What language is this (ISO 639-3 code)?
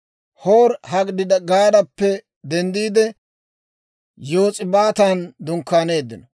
dwr